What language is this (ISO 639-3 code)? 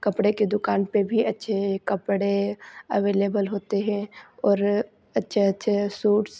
hin